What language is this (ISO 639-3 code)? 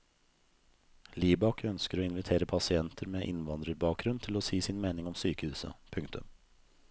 nor